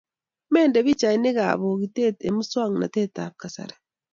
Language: Kalenjin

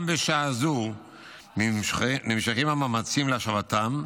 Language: Hebrew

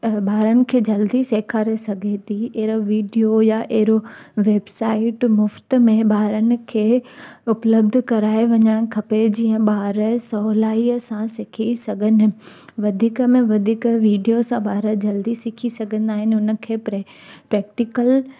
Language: Sindhi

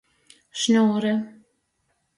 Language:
Latgalian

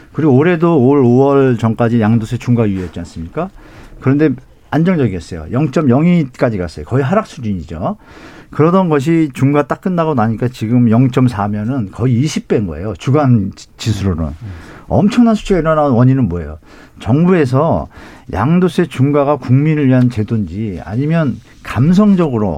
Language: Korean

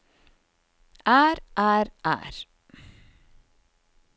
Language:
Norwegian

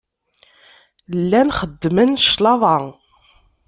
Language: Kabyle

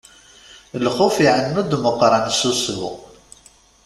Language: Kabyle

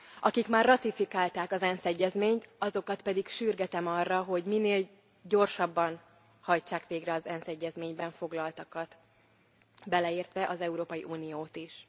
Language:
Hungarian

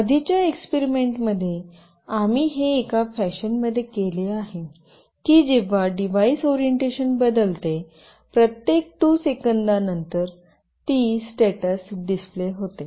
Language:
Marathi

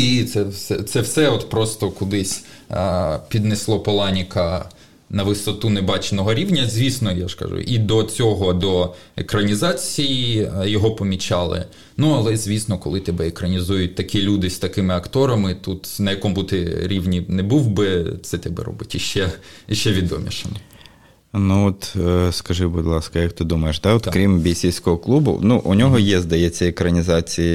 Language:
Ukrainian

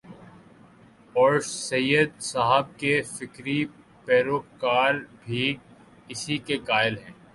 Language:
Urdu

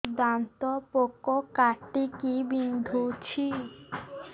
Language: Odia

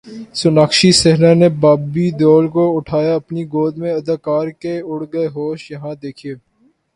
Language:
Urdu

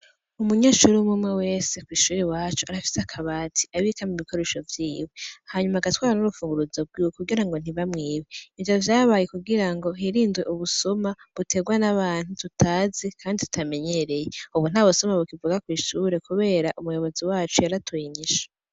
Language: Rundi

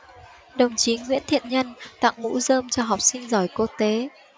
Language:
Vietnamese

